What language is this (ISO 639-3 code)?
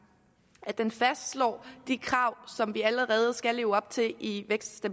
dan